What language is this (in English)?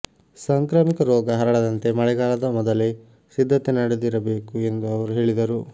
Kannada